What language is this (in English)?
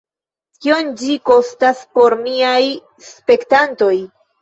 Esperanto